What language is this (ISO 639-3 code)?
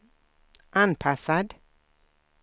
swe